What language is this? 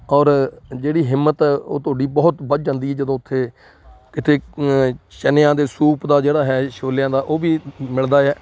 Punjabi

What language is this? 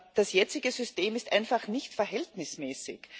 German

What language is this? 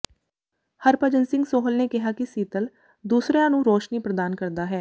Punjabi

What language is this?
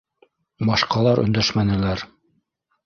Bashkir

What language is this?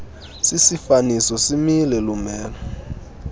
Xhosa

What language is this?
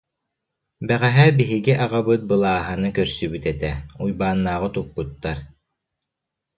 Yakut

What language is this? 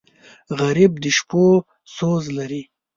Pashto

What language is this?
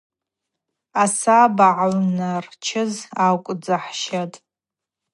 Abaza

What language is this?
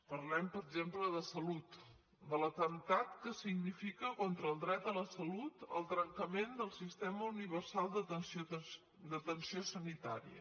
Catalan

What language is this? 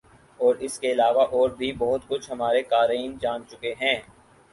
Urdu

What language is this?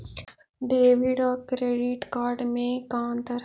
Magahi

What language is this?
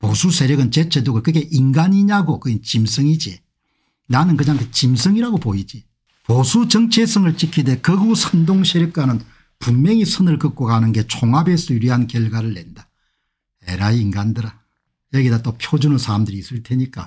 Korean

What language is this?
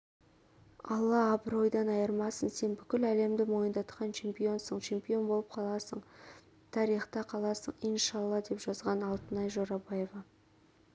Kazakh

